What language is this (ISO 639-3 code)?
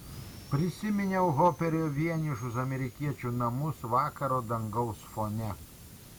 lit